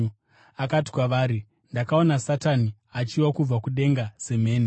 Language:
Shona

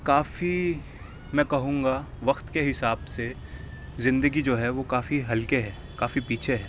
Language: Urdu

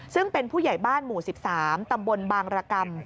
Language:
Thai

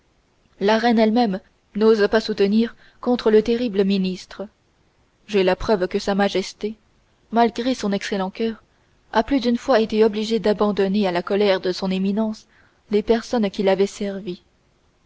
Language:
French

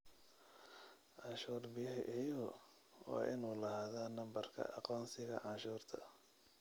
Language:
Somali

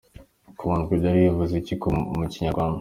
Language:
Kinyarwanda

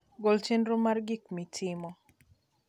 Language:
Luo (Kenya and Tanzania)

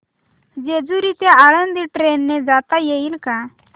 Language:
Marathi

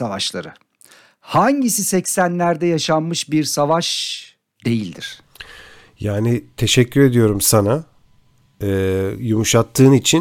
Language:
Turkish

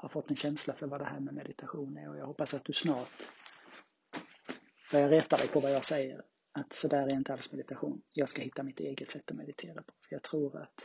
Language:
Swedish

